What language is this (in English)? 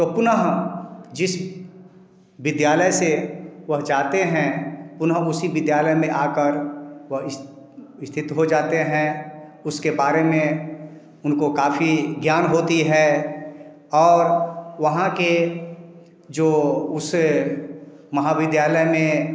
Hindi